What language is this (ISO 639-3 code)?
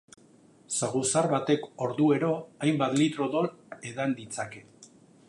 eus